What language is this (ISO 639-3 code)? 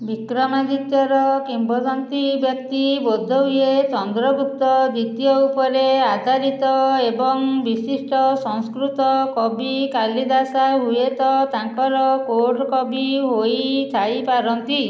ori